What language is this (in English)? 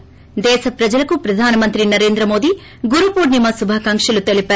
Telugu